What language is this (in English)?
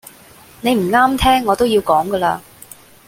Cantonese